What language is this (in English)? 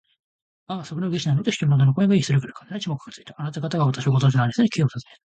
Japanese